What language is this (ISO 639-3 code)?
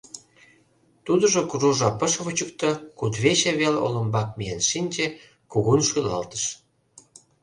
chm